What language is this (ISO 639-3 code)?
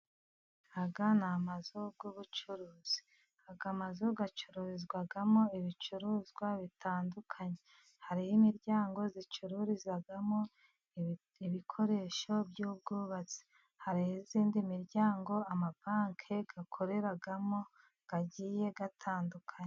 kin